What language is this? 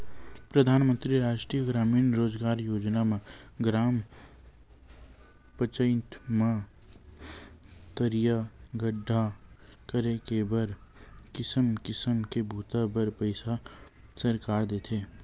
Chhattisgarhi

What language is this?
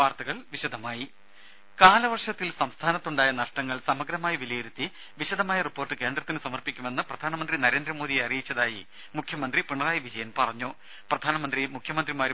Malayalam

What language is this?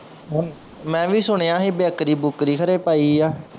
Punjabi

